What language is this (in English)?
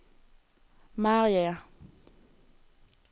Danish